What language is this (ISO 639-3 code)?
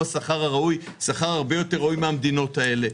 heb